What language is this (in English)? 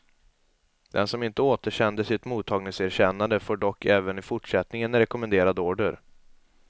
Swedish